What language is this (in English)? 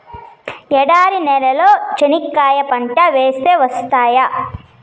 Telugu